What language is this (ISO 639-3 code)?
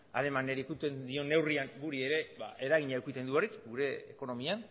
eus